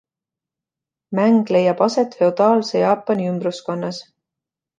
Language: Estonian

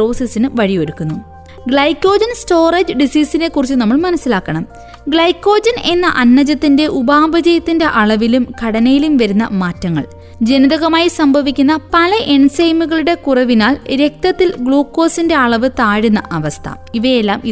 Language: Malayalam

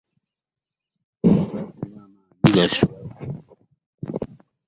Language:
Ganda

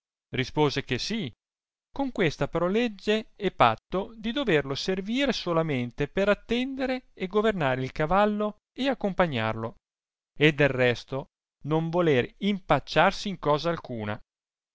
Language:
Italian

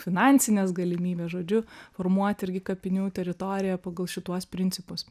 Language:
Lithuanian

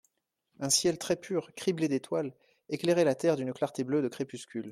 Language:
French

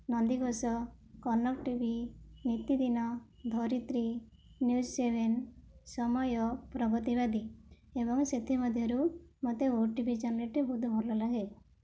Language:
Odia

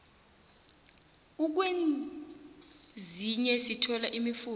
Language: South Ndebele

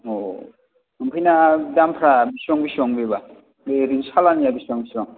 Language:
Bodo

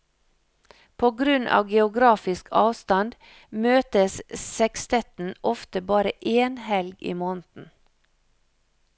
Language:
Norwegian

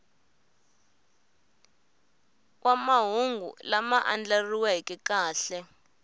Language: Tsonga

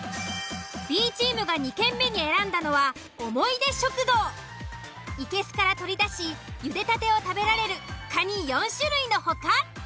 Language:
Japanese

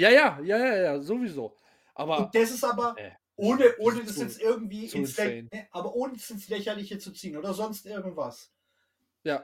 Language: German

